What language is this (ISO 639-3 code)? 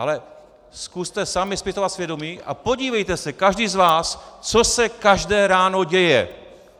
ces